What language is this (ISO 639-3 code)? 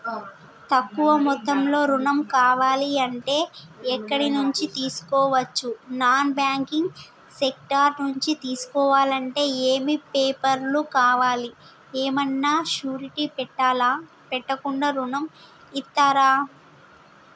tel